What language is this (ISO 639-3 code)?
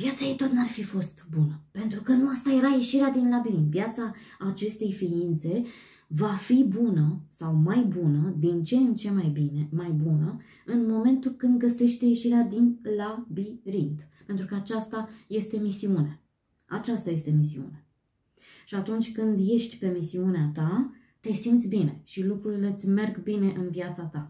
ron